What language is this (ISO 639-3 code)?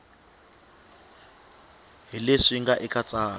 tso